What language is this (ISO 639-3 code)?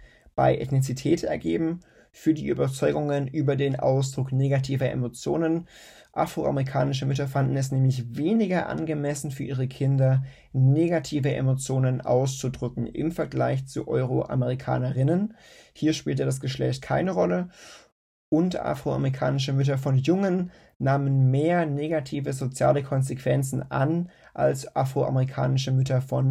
deu